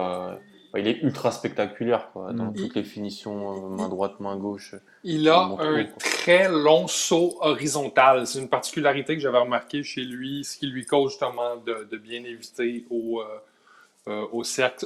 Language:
French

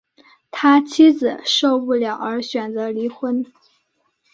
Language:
Chinese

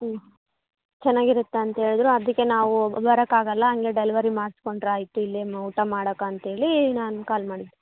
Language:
Kannada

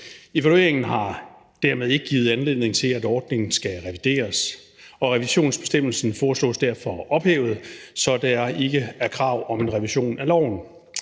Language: Danish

